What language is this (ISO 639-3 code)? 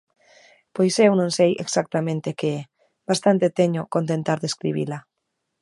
glg